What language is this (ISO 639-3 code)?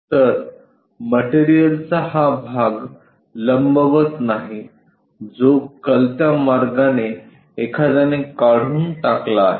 mar